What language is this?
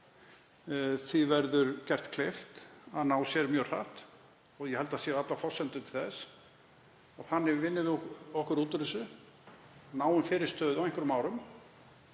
Icelandic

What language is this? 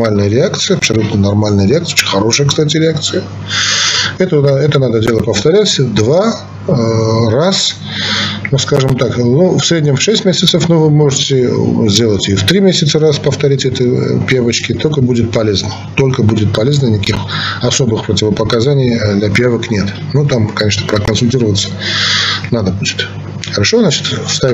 Russian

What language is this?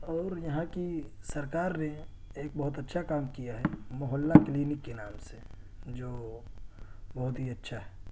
Urdu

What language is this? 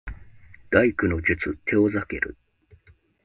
Japanese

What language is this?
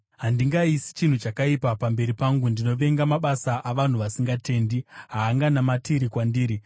Shona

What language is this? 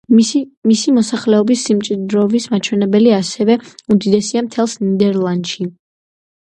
Georgian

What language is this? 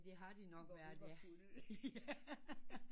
Danish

